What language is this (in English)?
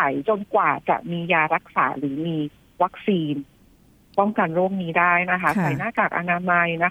Thai